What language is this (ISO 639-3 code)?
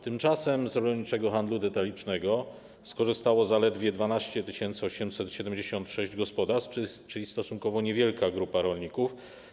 pol